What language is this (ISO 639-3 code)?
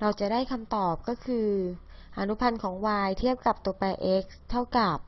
tha